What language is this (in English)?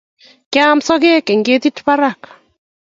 Kalenjin